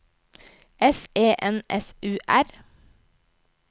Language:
Norwegian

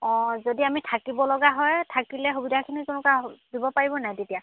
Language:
Assamese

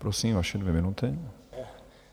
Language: Czech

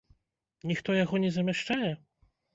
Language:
Belarusian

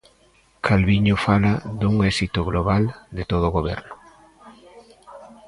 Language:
Galician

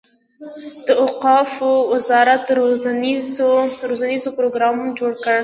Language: Pashto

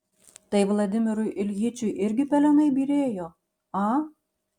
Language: Lithuanian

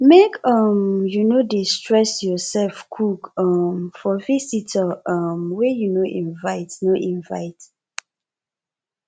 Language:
Nigerian Pidgin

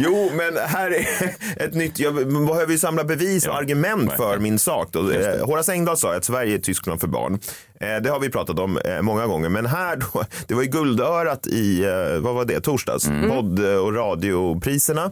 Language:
Swedish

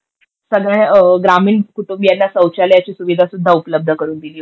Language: Marathi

